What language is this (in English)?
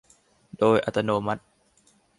Thai